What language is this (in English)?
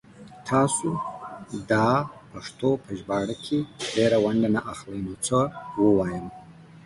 Pashto